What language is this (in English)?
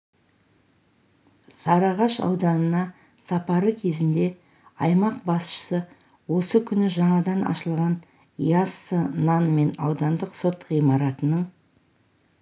Kazakh